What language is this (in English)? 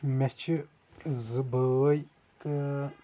Kashmiri